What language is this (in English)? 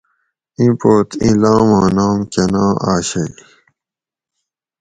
Gawri